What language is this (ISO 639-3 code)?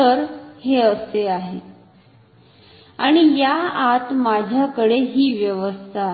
mar